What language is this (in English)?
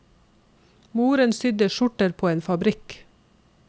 Norwegian